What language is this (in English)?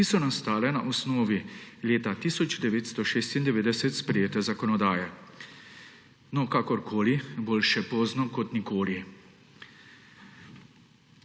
Slovenian